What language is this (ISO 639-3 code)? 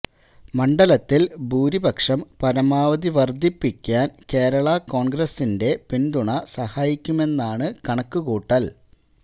mal